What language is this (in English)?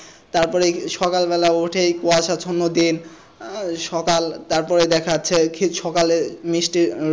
Bangla